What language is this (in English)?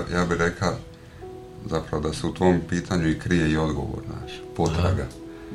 Croatian